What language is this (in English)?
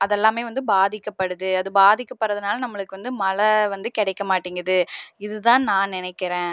Tamil